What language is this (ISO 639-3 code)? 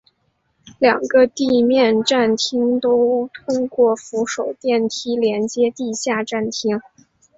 zho